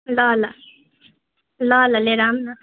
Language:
Nepali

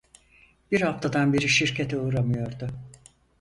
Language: Turkish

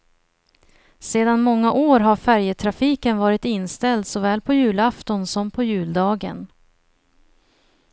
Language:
Swedish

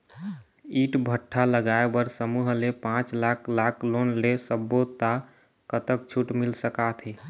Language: Chhattisgarhi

